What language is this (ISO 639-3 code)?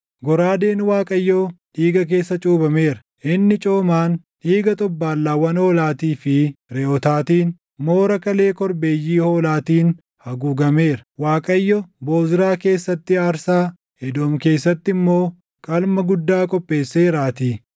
orm